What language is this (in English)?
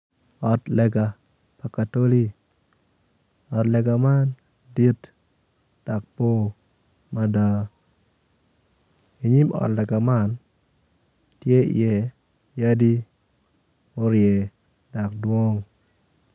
Acoli